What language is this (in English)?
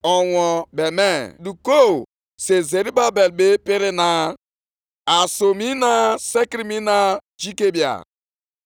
Igbo